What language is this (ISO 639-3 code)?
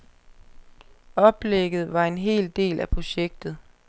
dan